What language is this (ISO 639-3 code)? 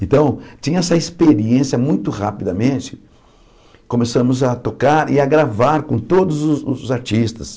por